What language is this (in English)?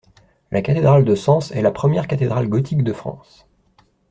French